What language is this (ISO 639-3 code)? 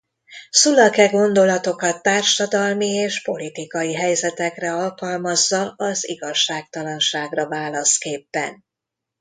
hun